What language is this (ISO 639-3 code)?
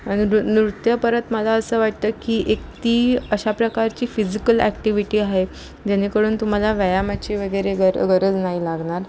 mar